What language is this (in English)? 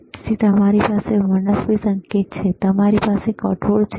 Gujarati